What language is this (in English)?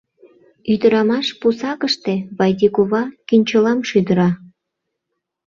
Mari